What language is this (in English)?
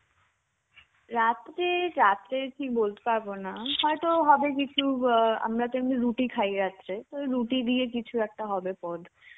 Bangla